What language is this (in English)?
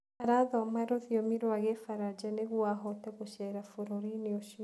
Kikuyu